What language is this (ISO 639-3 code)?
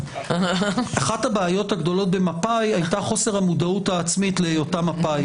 heb